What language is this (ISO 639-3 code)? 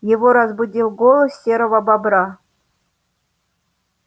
rus